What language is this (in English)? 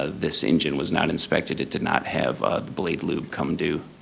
English